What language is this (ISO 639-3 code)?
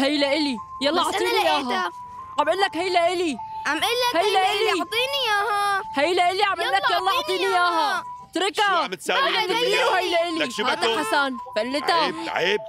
ara